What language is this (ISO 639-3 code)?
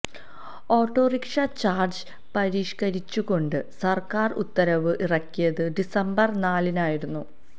mal